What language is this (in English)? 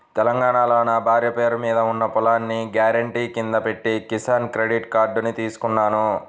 Telugu